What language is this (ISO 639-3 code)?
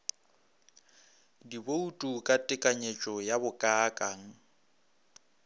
nso